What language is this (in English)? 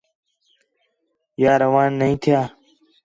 Khetrani